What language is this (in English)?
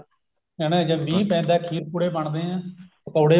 Punjabi